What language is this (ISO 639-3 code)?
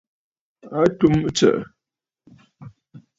bfd